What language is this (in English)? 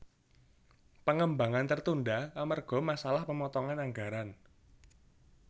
Javanese